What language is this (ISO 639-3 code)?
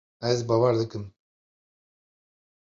kur